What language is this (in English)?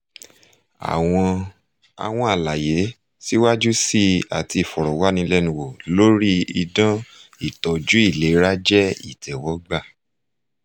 Yoruba